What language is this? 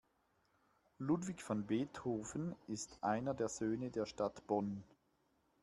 German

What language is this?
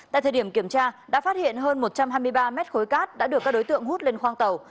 Vietnamese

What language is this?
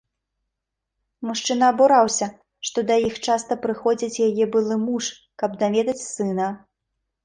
Belarusian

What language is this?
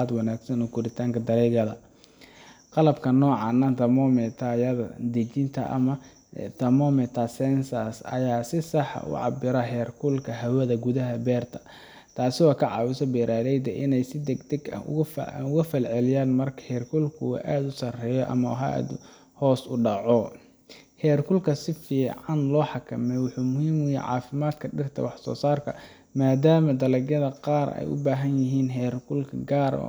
Somali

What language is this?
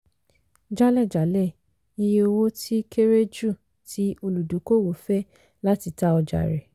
Yoruba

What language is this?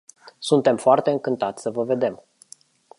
Romanian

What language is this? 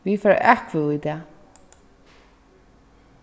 Faroese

